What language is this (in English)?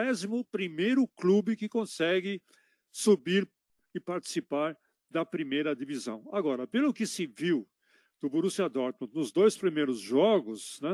Portuguese